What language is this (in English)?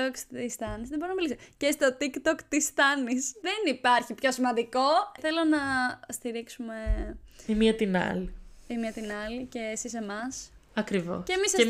Greek